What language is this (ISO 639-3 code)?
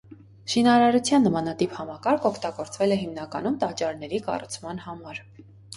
hye